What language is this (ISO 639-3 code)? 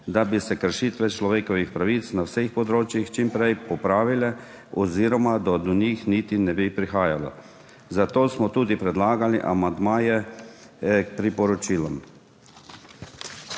slv